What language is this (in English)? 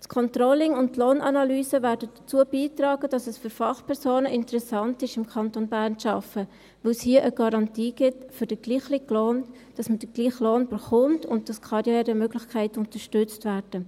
Swiss German